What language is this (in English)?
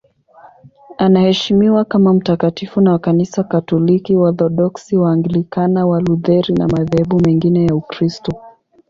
Swahili